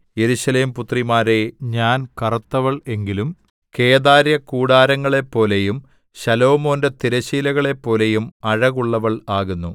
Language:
Malayalam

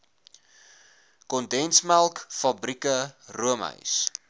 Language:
Afrikaans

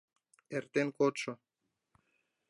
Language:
Mari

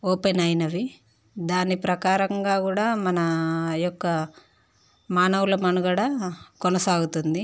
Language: Telugu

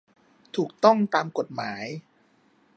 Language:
Thai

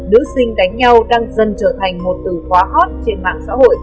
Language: Vietnamese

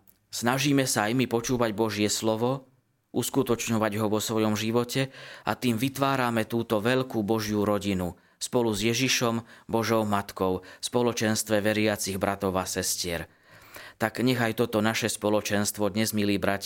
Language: Slovak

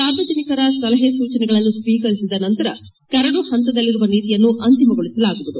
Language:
Kannada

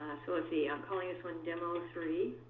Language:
English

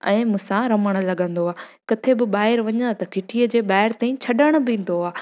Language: Sindhi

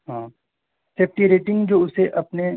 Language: Urdu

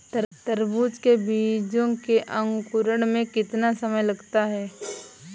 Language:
Hindi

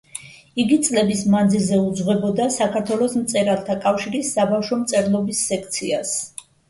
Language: Georgian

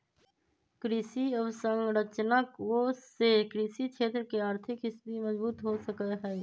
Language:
Magahi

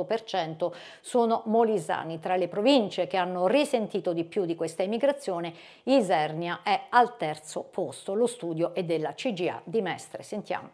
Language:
Italian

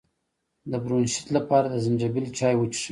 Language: Pashto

